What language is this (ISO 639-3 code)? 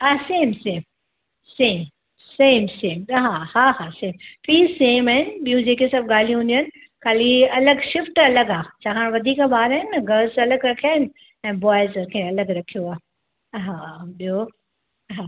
snd